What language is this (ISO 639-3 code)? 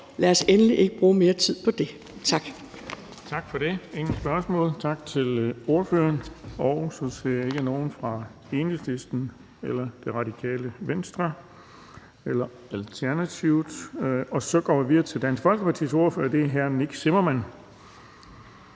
dan